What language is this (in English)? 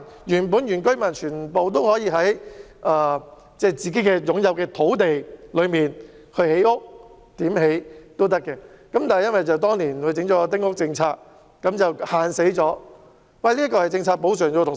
Cantonese